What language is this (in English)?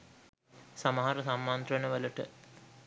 Sinhala